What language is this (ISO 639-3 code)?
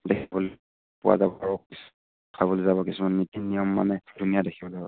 asm